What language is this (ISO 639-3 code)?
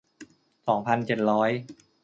tha